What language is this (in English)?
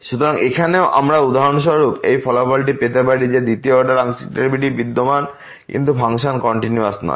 Bangla